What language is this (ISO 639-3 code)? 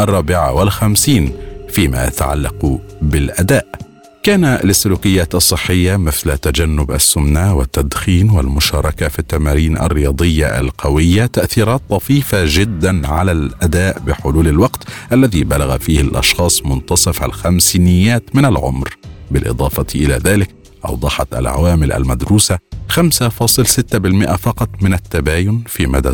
ara